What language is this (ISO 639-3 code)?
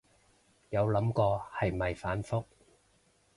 yue